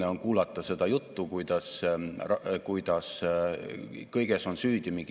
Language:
Estonian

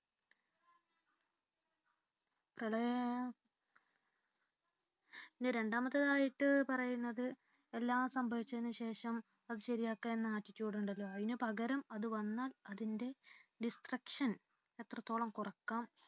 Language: Malayalam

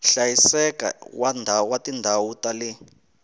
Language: Tsonga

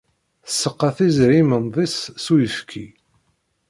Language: Kabyle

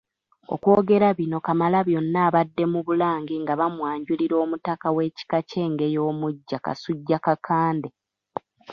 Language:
Ganda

